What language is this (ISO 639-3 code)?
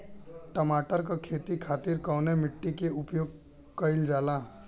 bho